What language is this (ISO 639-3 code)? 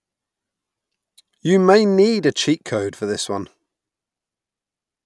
eng